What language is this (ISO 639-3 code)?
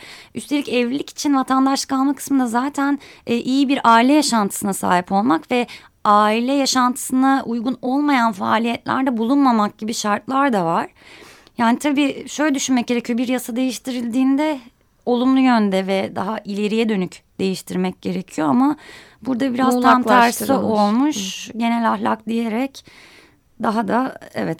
tur